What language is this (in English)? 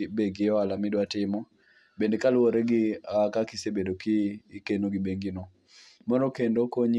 Luo (Kenya and Tanzania)